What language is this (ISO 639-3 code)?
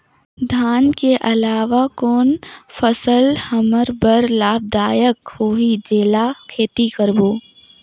hne